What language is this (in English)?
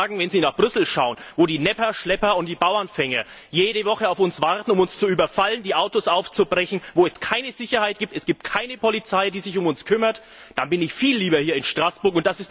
German